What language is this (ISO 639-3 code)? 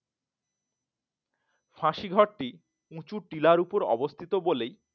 ben